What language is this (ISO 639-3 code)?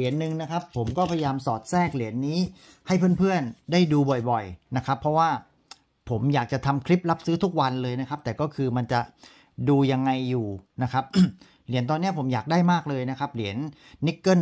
tha